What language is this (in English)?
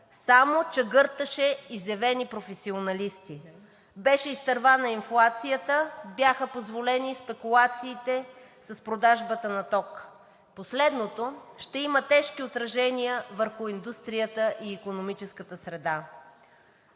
Bulgarian